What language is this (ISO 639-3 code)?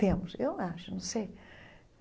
por